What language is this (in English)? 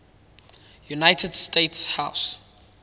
English